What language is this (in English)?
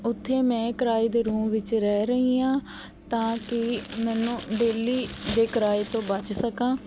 Punjabi